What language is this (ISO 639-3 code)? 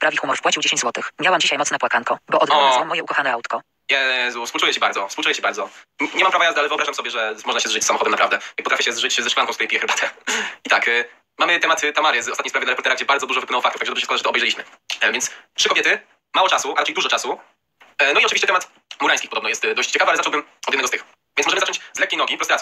pol